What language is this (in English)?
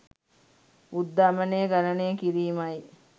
Sinhala